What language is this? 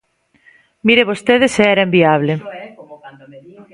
Galician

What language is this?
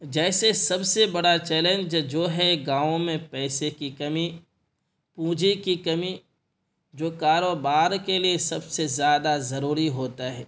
Urdu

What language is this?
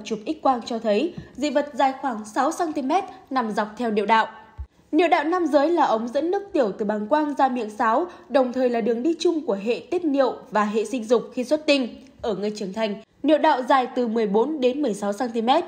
Vietnamese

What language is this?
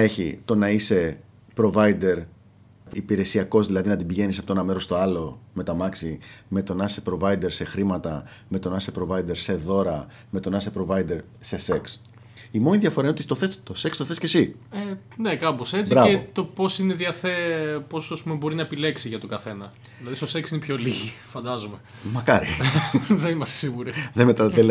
Greek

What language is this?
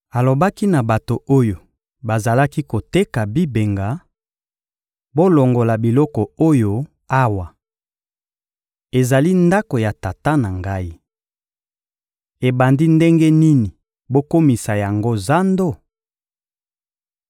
Lingala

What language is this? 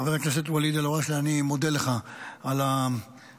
Hebrew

